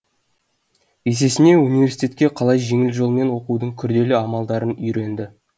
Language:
Kazakh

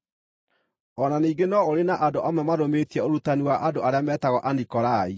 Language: Kikuyu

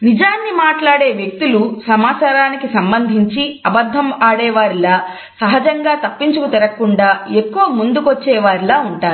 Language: Telugu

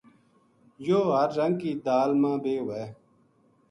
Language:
Gujari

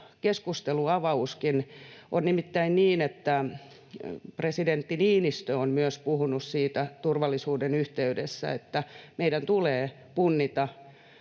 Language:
Finnish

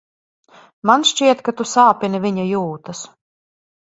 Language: Latvian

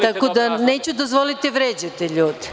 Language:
Serbian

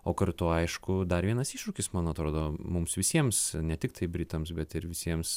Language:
Lithuanian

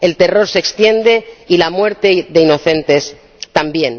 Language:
Spanish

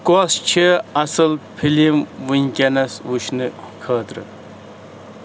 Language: Kashmiri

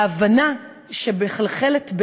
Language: Hebrew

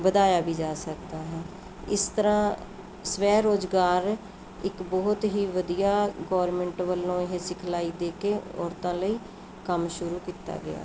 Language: Punjabi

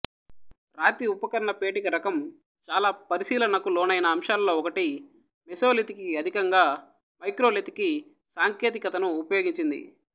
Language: Telugu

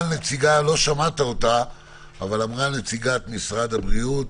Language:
Hebrew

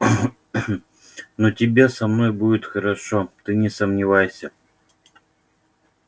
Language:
Russian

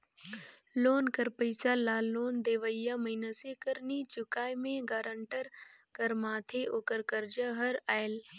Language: Chhattisgarhi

